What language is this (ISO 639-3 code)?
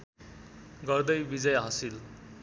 nep